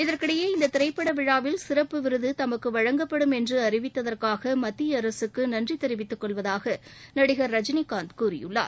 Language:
Tamil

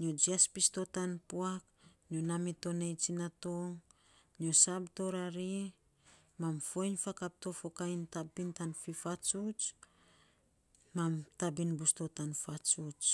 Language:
Saposa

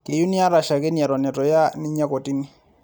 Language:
Masai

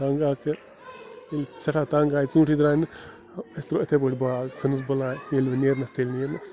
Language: Kashmiri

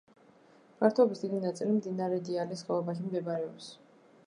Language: Georgian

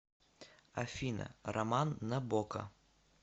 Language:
Russian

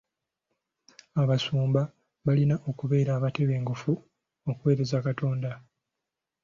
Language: Ganda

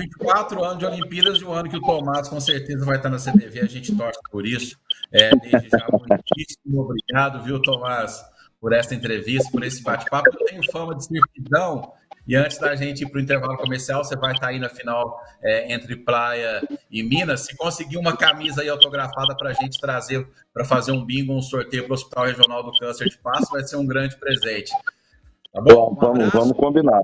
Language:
Portuguese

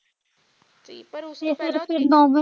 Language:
Punjabi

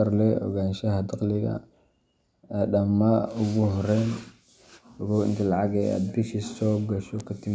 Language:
Somali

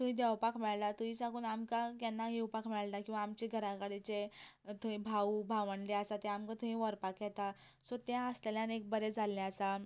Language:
Konkani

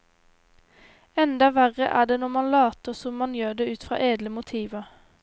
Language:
Norwegian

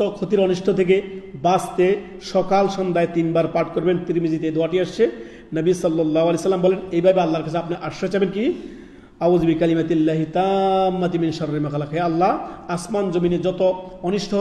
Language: Arabic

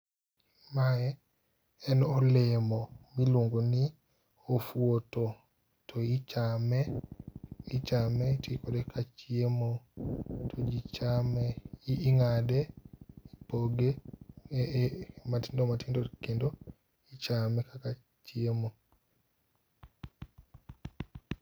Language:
Luo (Kenya and Tanzania)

